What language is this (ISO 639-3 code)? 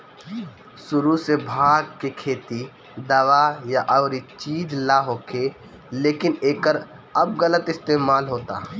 bho